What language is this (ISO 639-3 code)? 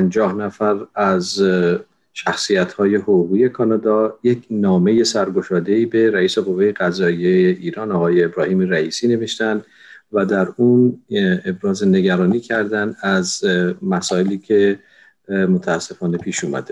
fas